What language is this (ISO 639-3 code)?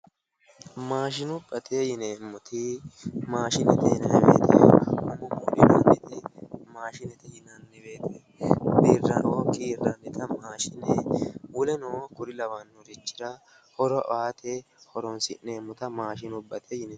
sid